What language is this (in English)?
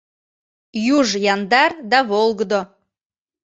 Mari